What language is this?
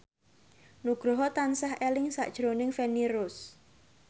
Javanese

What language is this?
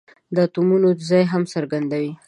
Pashto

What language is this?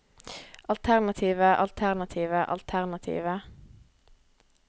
Norwegian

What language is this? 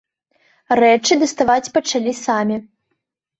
Belarusian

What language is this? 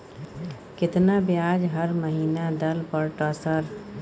Maithili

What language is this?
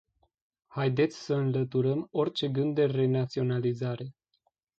Romanian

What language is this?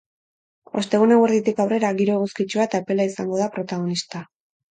Basque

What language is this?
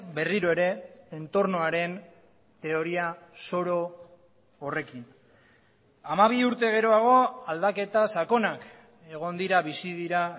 Basque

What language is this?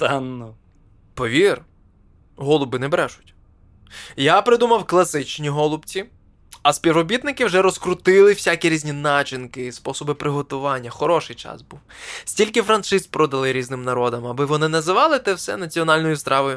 Ukrainian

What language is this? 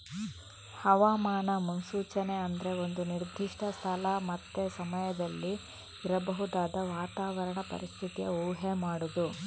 Kannada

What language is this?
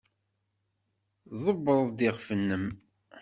Kabyle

